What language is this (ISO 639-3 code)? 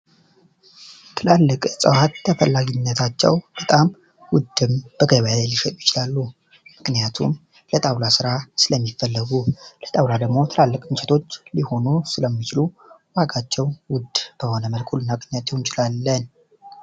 amh